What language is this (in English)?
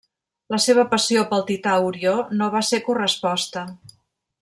Catalan